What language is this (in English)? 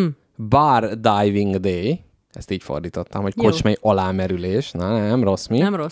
Hungarian